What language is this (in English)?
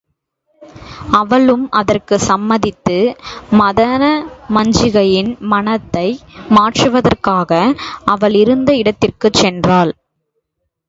Tamil